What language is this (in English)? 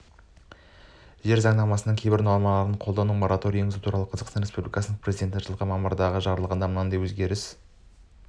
Kazakh